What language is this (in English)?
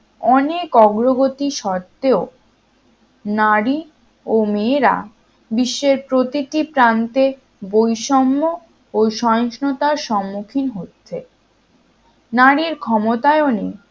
Bangla